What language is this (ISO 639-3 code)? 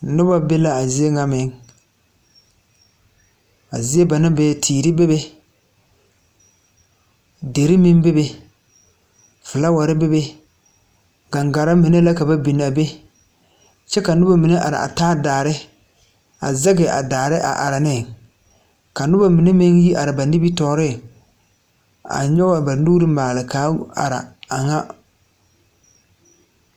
dga